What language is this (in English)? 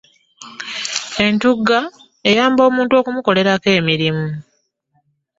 Ganda